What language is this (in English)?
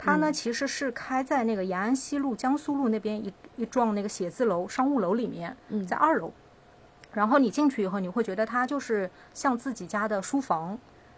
Chinese